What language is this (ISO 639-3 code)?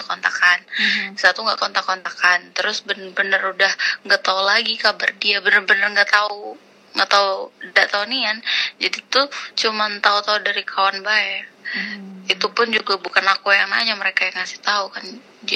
ind